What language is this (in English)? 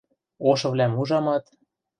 Western Mari